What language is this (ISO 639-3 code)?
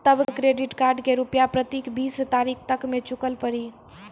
mai